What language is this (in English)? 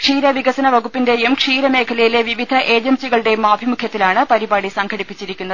Malayalam